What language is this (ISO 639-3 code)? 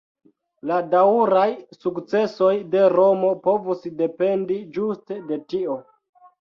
epo